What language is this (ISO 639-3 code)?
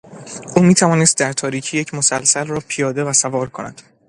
fas